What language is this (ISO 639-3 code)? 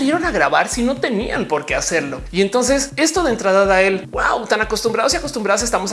spa